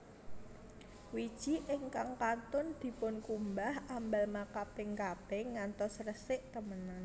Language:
Javanese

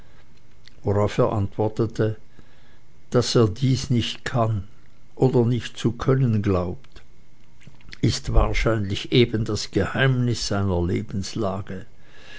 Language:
German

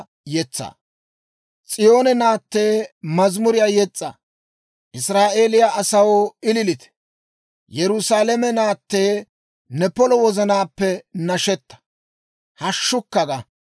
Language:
Dawro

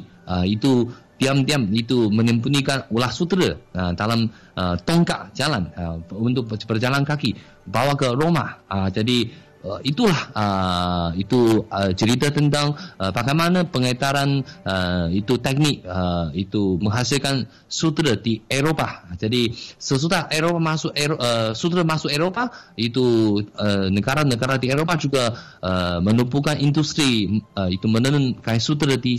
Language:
Malay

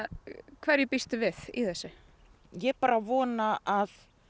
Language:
Icelandic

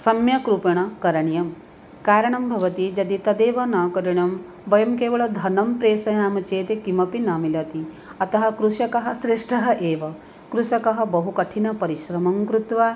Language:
Sanskrit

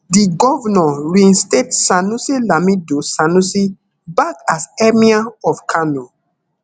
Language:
Nigerian Pidgin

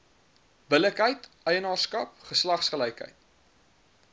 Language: Afrikaans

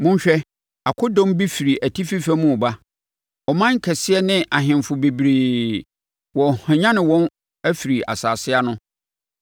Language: Akan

